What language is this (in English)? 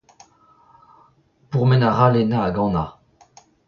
Breton